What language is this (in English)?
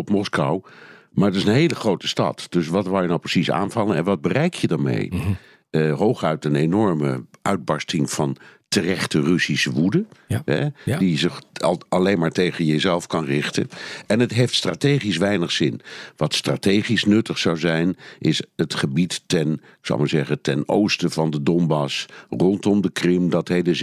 Dutch